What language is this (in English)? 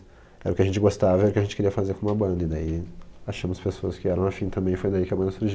Portuguese